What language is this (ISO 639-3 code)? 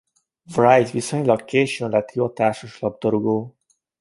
hun